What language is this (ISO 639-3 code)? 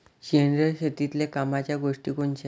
mar